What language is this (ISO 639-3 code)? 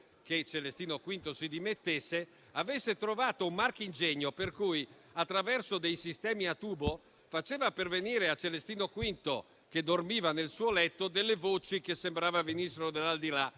ita